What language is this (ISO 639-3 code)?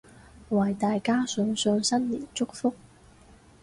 yue